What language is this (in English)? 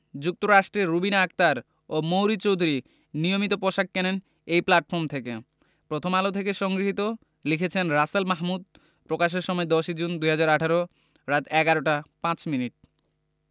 Bangla